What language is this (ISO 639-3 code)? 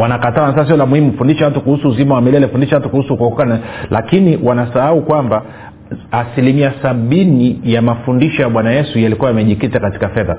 swa